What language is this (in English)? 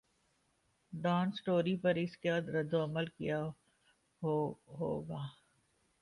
Urdu